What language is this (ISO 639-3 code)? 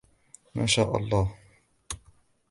ara